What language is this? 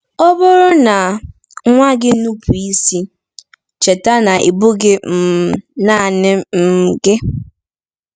Igbo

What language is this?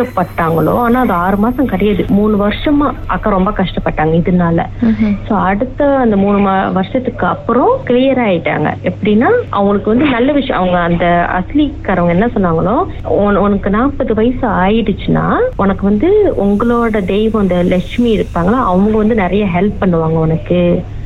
Tamil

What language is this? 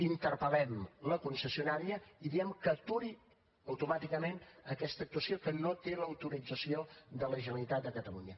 Catalan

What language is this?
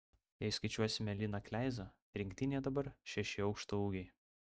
Lithuanian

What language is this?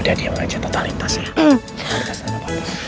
Indonesian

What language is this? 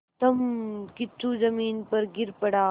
Hindi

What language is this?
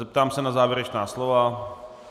Czech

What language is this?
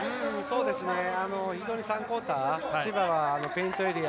Japanese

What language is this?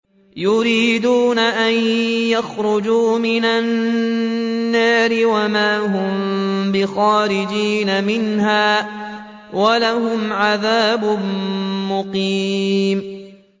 Arabic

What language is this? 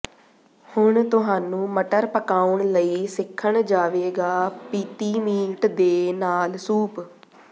Punjabi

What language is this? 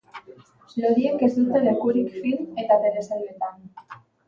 Basque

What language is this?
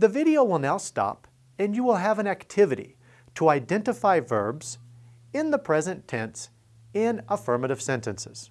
English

